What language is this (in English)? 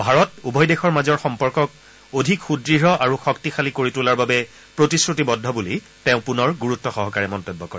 Assamese